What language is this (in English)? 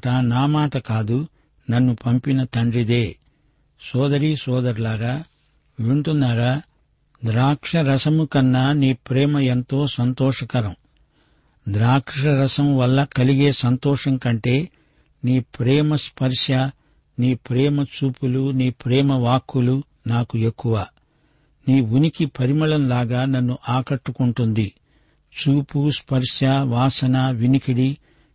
Telugu